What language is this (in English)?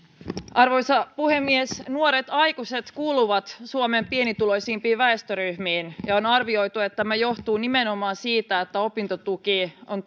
Finnish